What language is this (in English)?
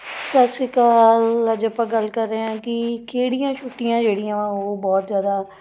Punjabi